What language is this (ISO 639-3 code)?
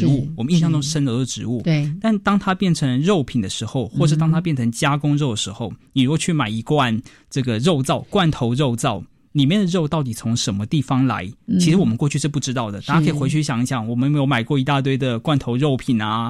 zho